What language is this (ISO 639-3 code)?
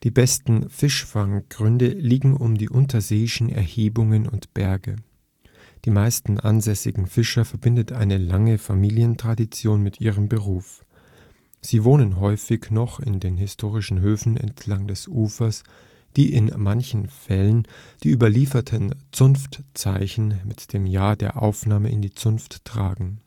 deu